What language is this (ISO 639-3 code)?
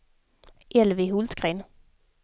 swe